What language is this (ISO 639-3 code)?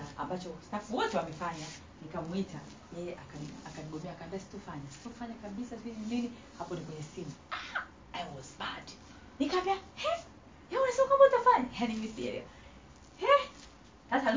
swa